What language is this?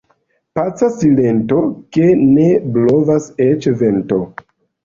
Esperanto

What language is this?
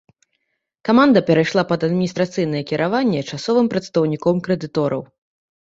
Belarusian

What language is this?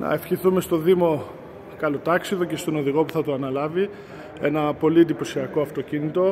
Greek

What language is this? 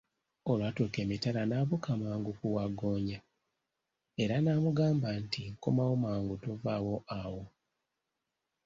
Ganda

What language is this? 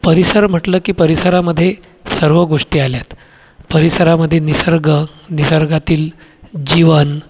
Marathi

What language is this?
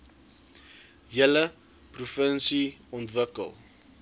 Afrikaans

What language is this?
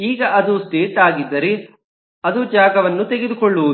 Kannada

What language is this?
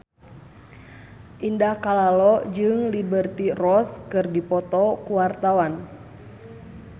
Sundanese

